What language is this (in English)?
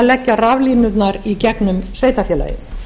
Icelandic